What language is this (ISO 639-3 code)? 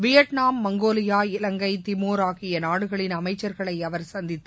tam